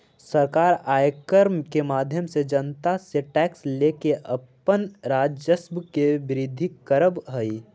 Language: Magahi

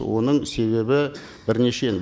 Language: Kazakh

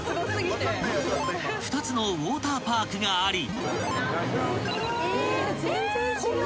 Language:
Japanese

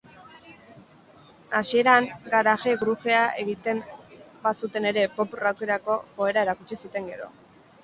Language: Basque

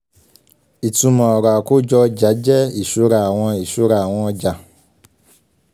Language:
Yoruba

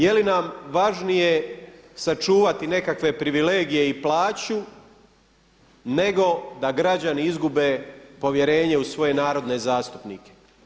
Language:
Croatian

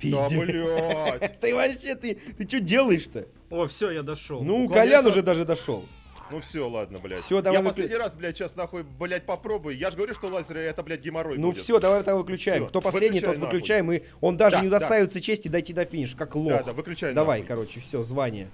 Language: Russian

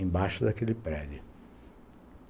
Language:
Portuguese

